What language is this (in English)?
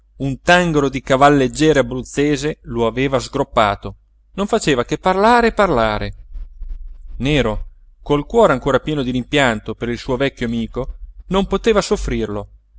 Italian